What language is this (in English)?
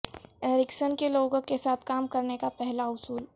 Urdu